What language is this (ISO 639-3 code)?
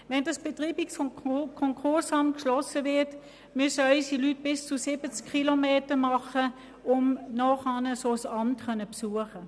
gsw